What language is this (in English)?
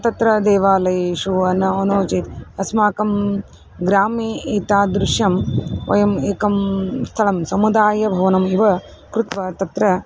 Sanskrit